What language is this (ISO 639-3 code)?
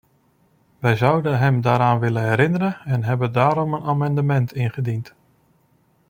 nld